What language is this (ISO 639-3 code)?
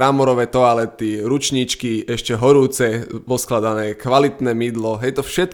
slk